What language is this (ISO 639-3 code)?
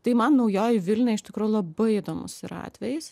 lit